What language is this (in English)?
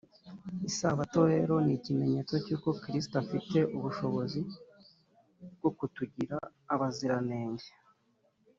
Kinyarwanda